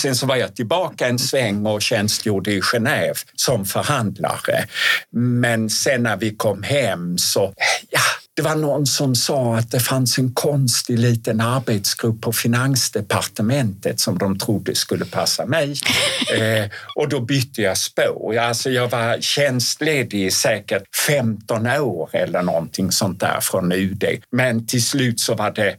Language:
Swedish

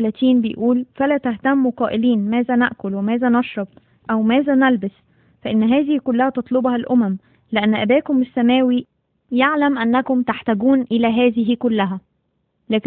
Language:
Arabic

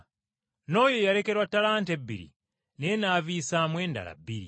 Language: Ganda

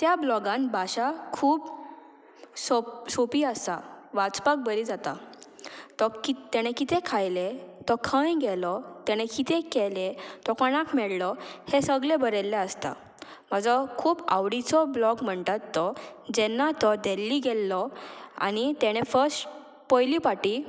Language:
Konkani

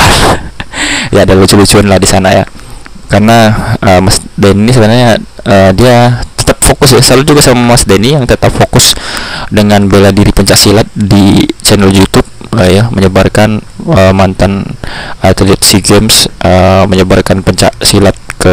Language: Indonesian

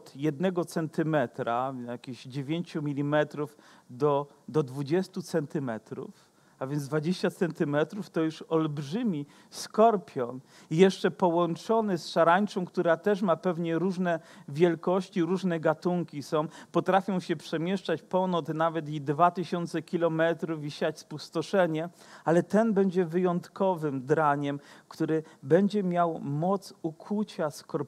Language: Polish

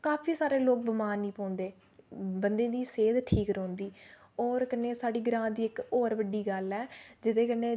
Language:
Dogri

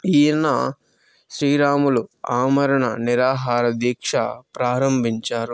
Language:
Telugu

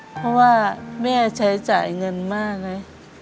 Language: Thai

